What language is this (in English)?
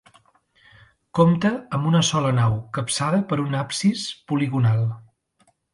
Catalan